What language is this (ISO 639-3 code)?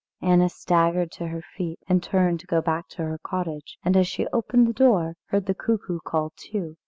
eng